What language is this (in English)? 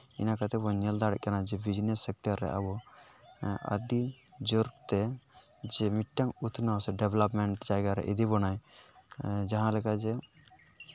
Santali